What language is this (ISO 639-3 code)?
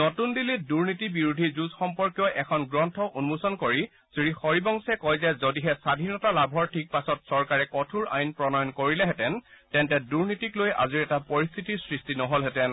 asm